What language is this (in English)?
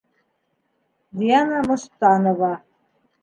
Bashkir